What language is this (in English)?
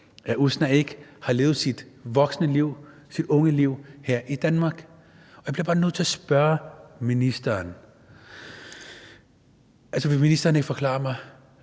Danish